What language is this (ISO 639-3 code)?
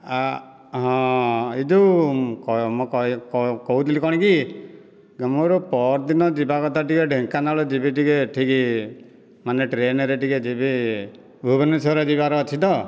ori